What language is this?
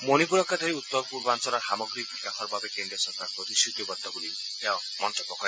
Assamese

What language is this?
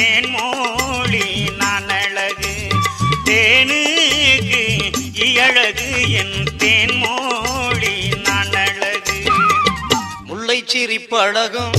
Tamil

